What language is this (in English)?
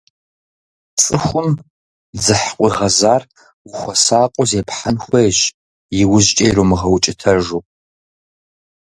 Kabardian